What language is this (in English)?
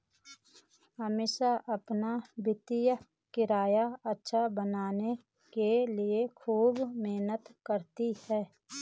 Hindi